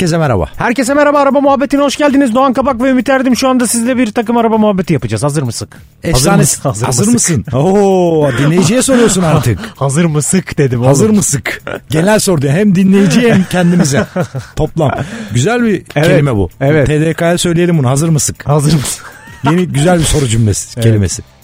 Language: Turkish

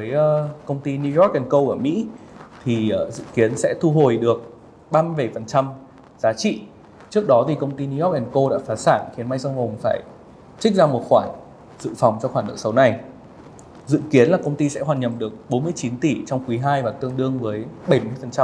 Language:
Vietnamese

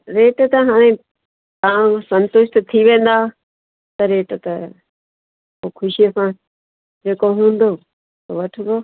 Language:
Sindhi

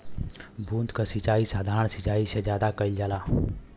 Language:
Bhojpuri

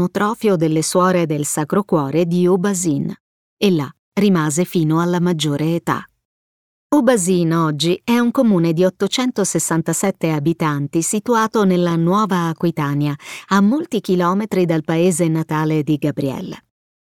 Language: Italian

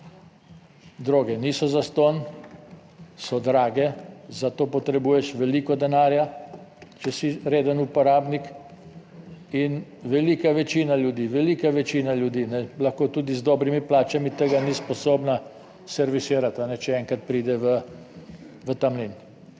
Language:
Slovenian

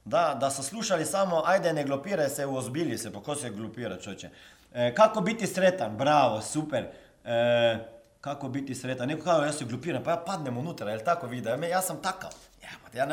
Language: Croatian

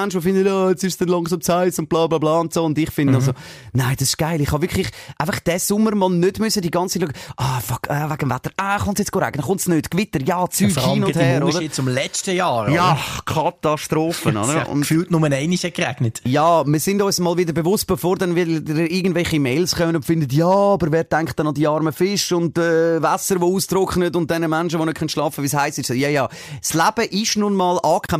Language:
German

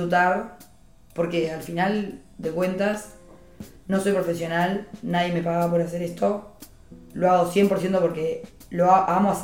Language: Spanish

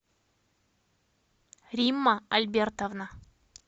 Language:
Russian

